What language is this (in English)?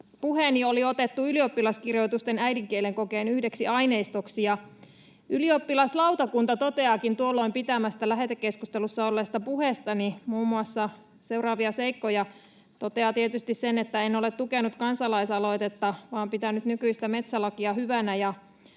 Finnish